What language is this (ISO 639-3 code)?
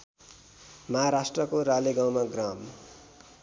nep